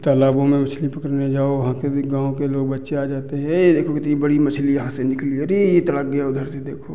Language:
Hindi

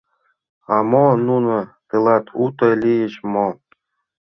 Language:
Mari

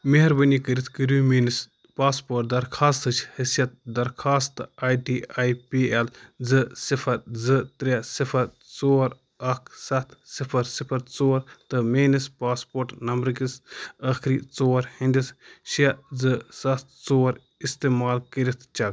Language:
Kashmiri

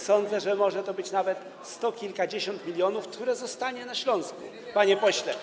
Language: Polish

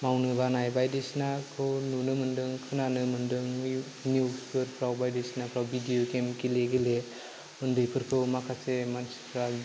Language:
Bodo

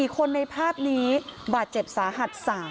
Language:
Thai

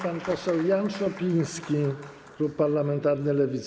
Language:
Polish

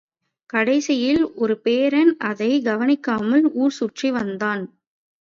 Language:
Tamil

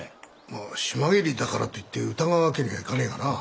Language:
Japanese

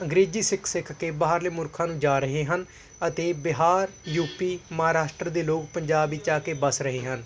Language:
Punjabi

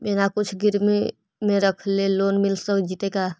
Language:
Magahi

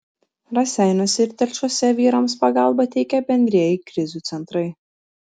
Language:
Lithuanian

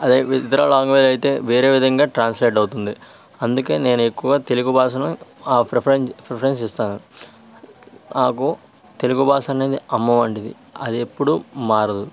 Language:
Telugu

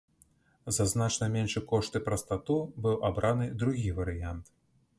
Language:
Belarusian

